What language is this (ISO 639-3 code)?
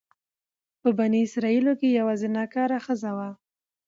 pus